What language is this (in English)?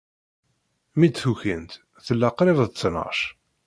Kabyle